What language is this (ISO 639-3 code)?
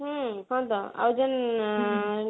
ori